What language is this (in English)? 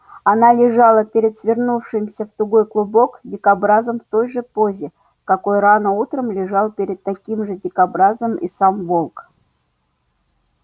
Russian